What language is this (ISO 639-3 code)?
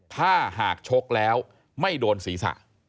tha